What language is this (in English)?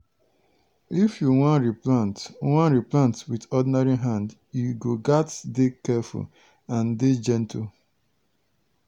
Nigerian Pidgin